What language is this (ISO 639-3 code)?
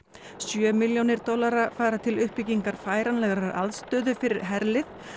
isl